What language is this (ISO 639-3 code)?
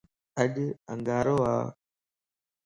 lss